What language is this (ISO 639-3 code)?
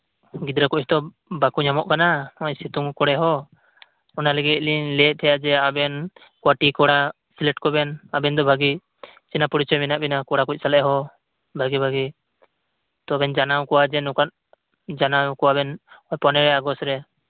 sat